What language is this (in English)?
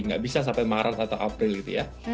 Indonesian